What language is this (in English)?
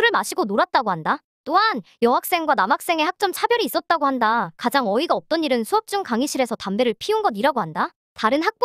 Korean